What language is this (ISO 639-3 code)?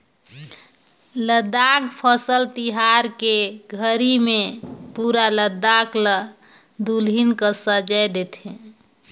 hne